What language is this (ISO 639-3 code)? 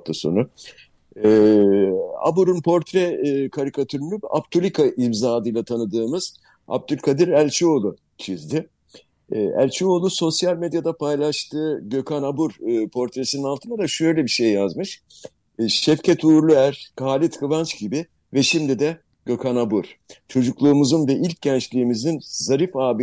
tur